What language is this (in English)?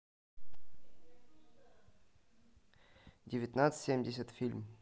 Russian